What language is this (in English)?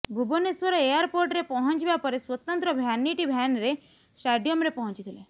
Odia